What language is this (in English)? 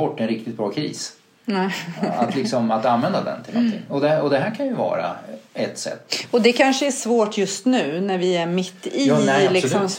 Swedish